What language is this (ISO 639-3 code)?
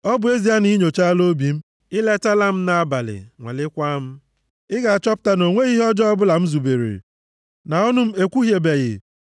ibo